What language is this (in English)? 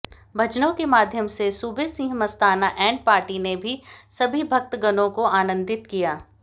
Hindi